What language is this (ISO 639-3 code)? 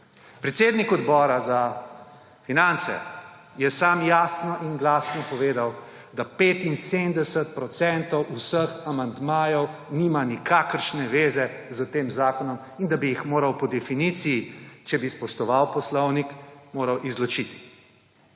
slv